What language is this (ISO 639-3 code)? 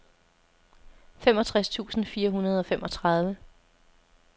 dan